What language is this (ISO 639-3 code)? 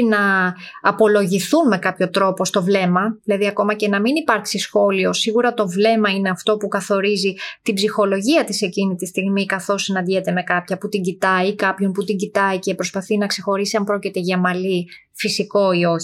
ell